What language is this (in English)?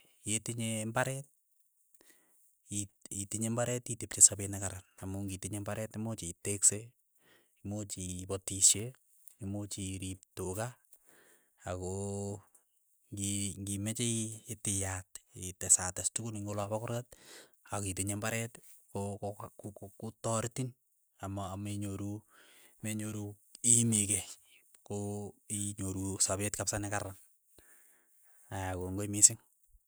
Keiyo